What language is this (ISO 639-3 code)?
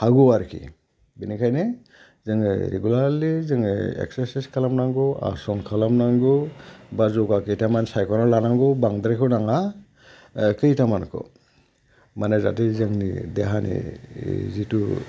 brx